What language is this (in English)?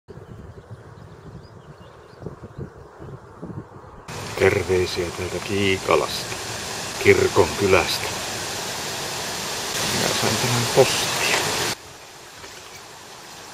Finnish